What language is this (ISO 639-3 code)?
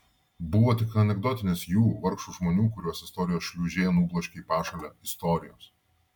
lit